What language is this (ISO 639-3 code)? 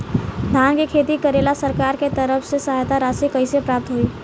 bho